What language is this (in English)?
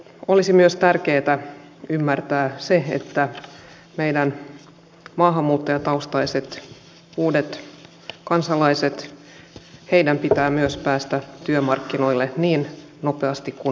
Finnish